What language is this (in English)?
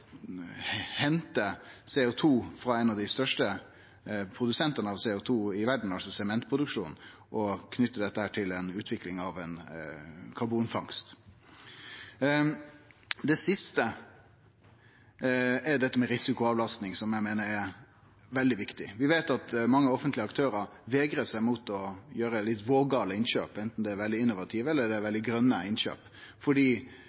Norwegian Nynorsk